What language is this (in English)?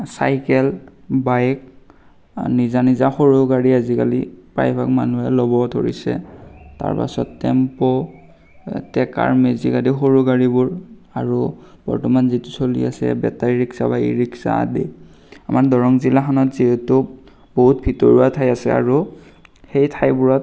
Assamese